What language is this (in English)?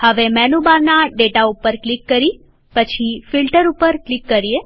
Gujarati